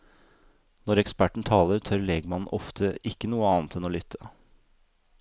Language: Norwegian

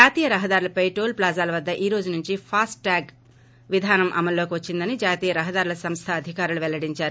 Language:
Telugu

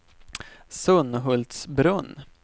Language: Swedish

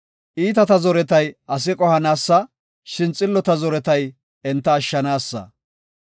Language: Gofa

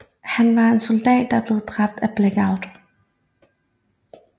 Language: Danish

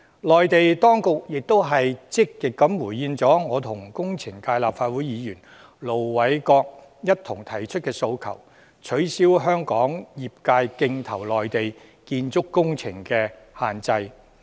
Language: Cantonese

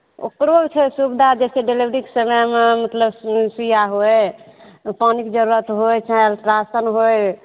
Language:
Maithili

